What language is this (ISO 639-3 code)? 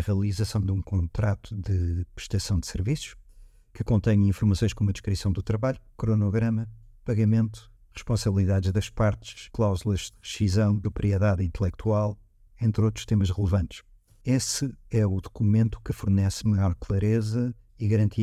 por